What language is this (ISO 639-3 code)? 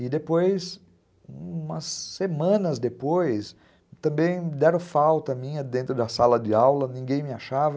por